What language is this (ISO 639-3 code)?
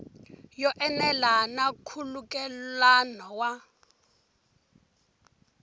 tso